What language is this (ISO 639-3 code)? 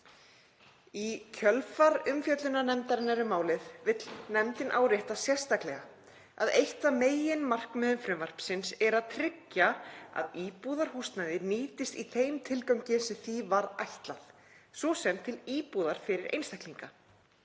isl